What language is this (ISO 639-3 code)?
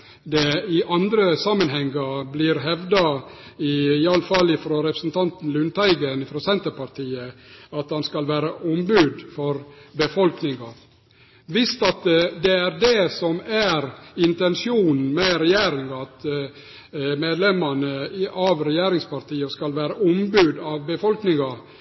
nno